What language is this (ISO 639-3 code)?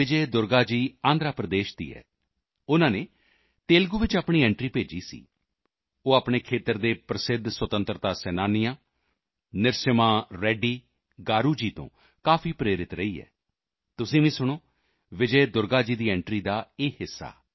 pan